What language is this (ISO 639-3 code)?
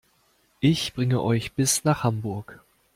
deu